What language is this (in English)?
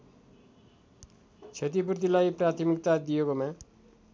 Nepali